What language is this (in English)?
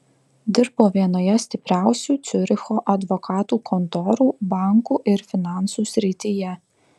Lithuanian